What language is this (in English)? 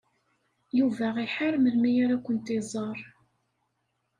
Kabyle